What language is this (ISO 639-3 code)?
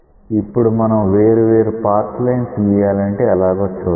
tel